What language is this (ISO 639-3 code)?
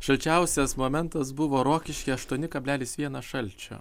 lit